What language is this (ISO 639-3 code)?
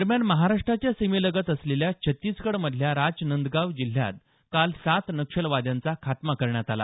mar